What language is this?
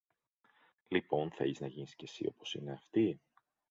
Greek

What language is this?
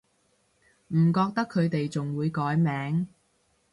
Cantonese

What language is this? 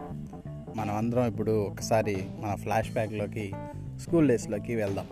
Telugu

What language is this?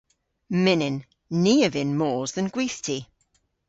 Cornish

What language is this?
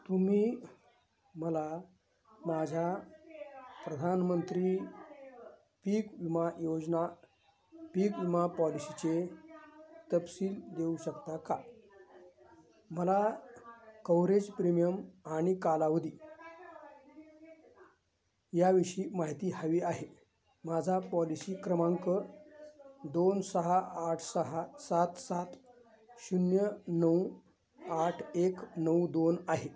Marathi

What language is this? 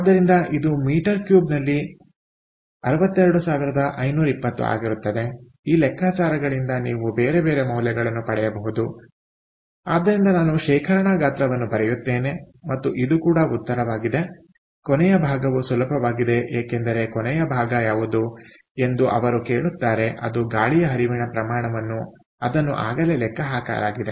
Kannada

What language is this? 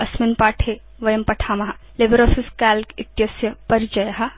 Sanskrit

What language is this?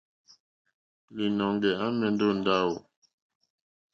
Mokpwe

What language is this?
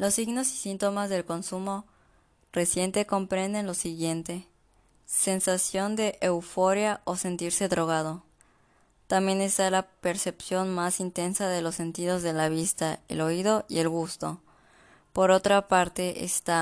Spanish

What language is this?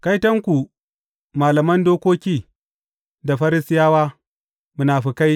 Hausa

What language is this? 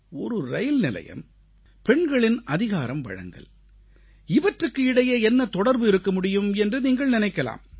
Tamil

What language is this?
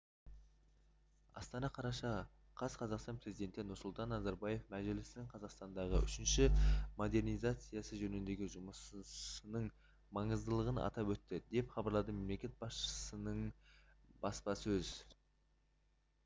Kazakh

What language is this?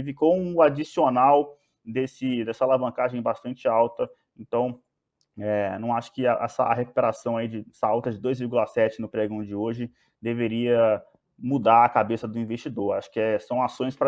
Portuguese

